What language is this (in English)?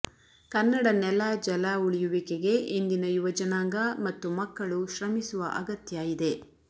Kannada